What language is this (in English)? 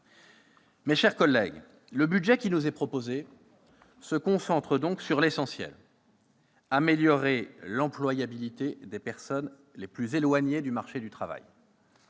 French